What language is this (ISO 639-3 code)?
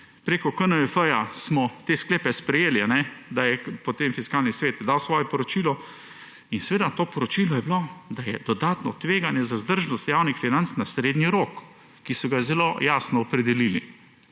slv